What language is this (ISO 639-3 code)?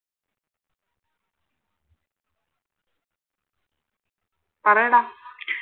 mal